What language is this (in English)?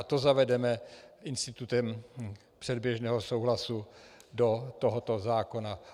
Czech